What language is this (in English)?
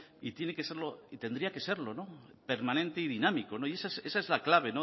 Spanish